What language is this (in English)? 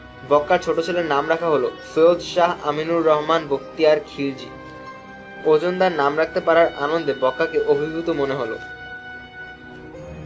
Bangla